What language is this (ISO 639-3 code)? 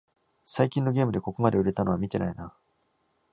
jpn